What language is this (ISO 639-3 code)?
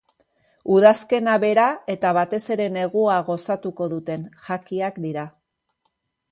eus